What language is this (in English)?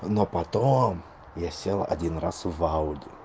Russian